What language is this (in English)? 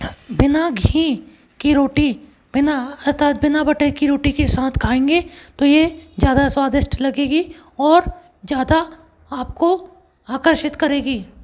Hindi